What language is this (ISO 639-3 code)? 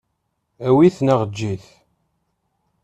kab